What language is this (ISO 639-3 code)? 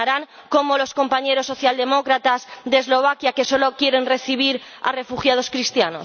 spa